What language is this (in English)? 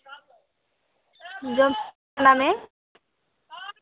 Santali